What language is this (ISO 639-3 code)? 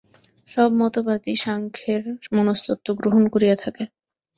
ben